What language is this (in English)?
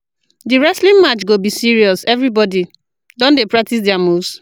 Nigerian Pidgin